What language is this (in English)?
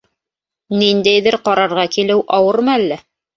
Bashkir